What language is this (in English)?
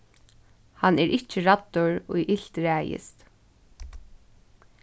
Faroese